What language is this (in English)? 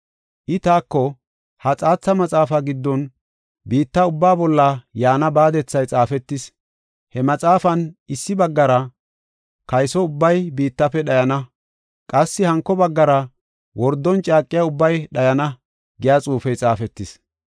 Gofa